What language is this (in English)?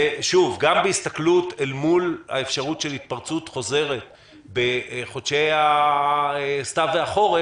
Hebrew